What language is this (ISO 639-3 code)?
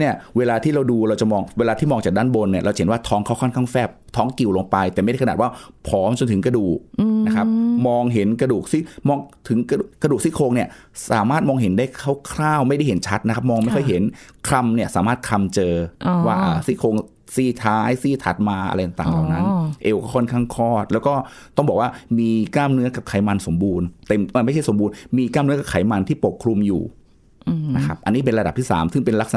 tha